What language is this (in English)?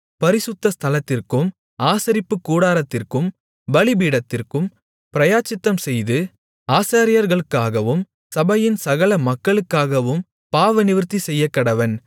Tamil